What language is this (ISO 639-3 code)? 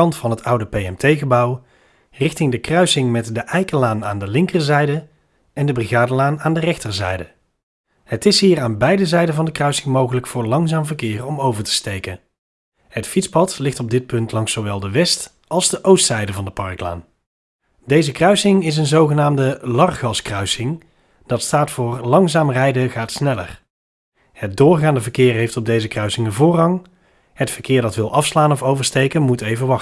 nld